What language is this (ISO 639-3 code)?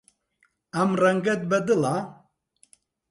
ckb